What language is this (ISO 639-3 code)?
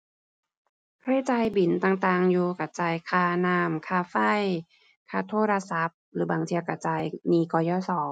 tha